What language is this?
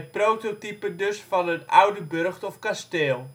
Dutch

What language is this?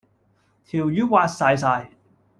Cantonese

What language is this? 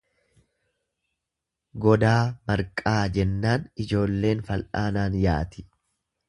Oromo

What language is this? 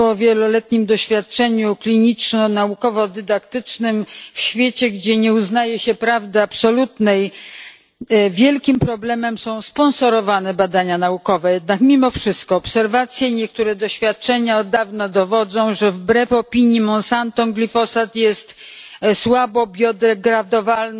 Polish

